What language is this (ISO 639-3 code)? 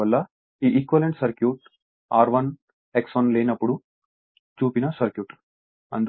tel